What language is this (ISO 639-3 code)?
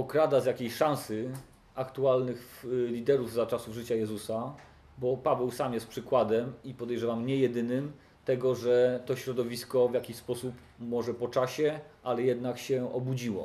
pol